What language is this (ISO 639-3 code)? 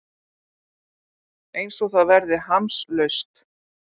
isl